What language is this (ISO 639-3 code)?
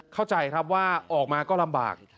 tha